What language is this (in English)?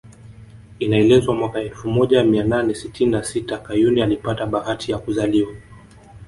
Swahili